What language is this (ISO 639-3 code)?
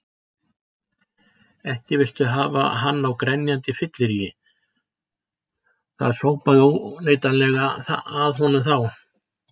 isl